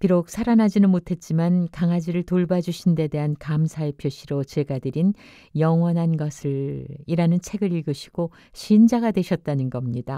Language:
Korean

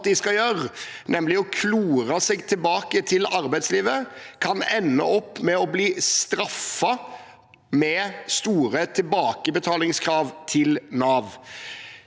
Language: Norwegian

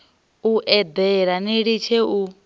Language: Venda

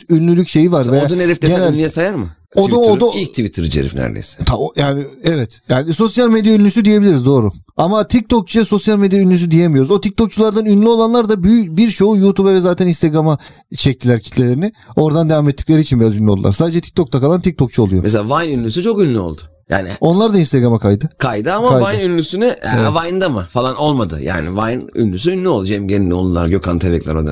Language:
Turkish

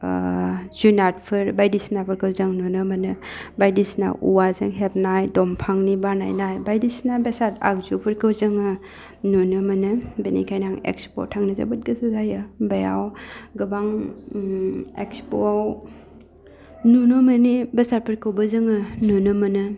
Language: Bodo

